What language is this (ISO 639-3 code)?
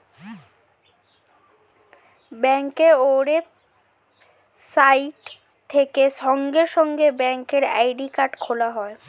ben